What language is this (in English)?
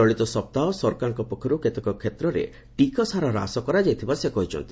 Odia